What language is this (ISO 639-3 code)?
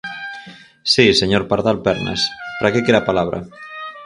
glg